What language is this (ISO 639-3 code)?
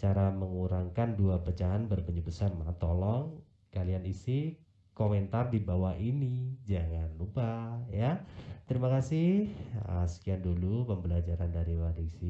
ind